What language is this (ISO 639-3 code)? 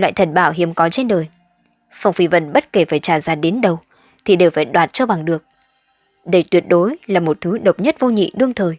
vie